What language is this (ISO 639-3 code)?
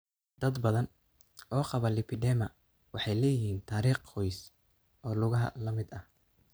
som